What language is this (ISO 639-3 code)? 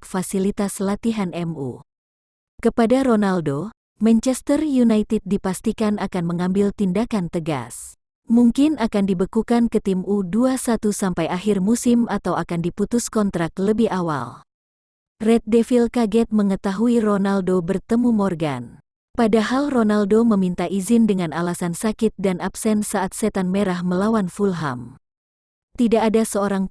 ind